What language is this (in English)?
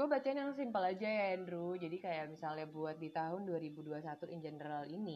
Indonesian